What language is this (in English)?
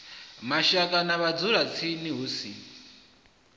Venda